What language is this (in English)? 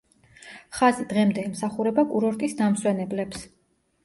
Georgian